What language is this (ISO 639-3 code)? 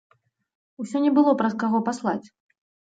bel